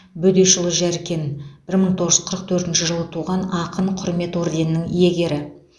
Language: Kazakh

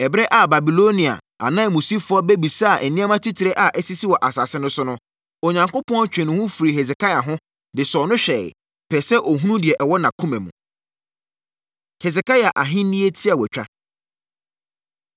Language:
Akan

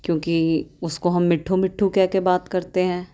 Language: Urdu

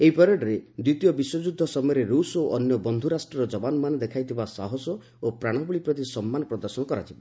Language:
Odia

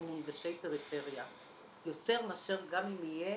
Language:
Hebrew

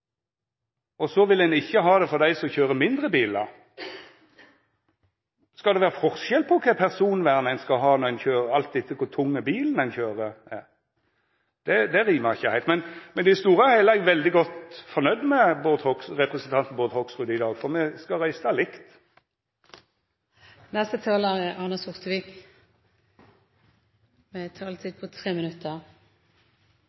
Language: Norwegian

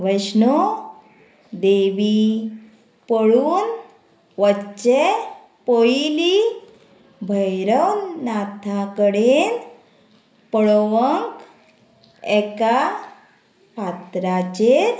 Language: Konkani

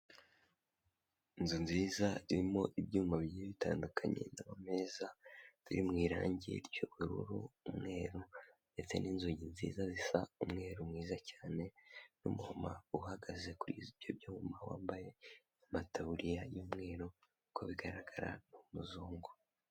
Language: Kinyarwanda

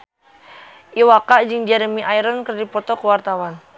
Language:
Sundanese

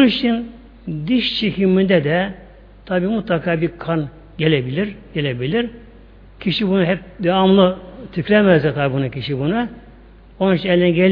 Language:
Turkish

